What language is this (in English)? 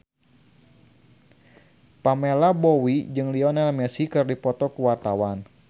Sundanese